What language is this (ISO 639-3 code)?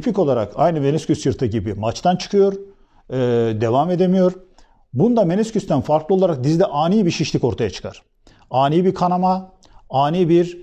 tur